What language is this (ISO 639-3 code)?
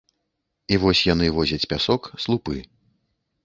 bel